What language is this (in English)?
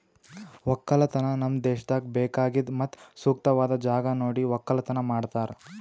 Kannada